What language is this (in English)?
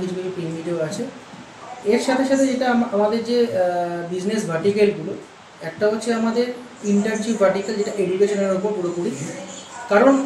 Bangla